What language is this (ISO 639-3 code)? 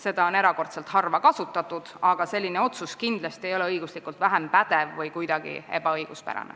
est